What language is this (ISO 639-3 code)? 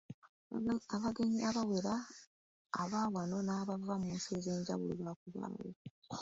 lug